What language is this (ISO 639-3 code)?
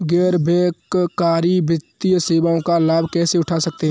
hin